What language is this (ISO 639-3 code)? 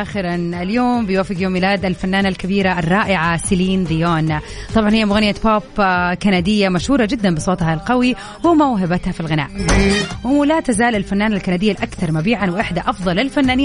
ara